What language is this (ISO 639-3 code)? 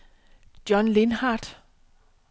dan